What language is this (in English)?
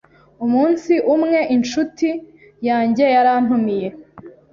Kinyarwanda